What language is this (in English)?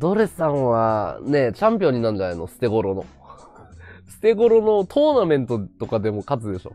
Japanese